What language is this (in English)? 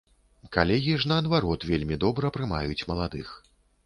Belarusian